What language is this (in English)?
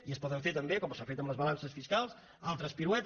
Catalan